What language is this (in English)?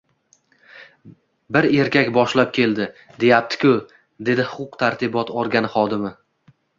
Uzbek